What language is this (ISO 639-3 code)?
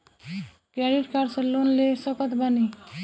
bho